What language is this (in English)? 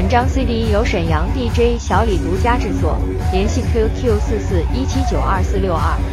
Chinese